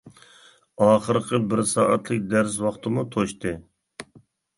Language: Uyghur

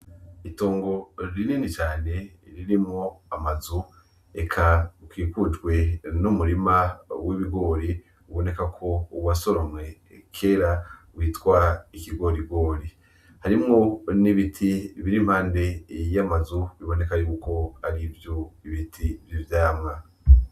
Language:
Rundi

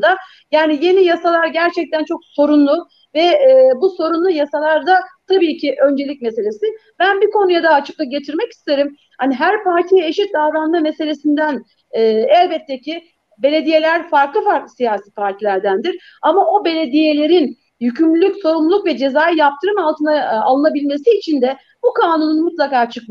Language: Turkish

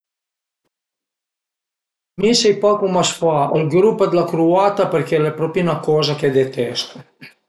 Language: Piedmontese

